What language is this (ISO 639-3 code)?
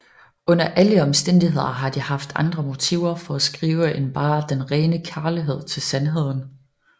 dan